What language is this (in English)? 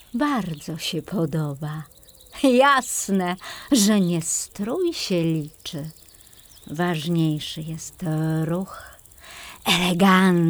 Polish